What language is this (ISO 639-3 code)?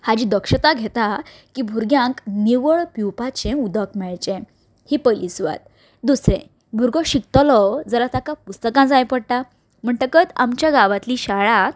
kok